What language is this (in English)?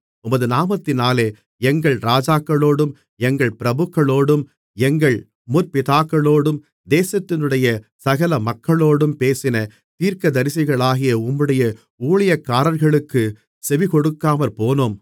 Tamil